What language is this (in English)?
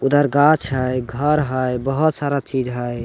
Magahi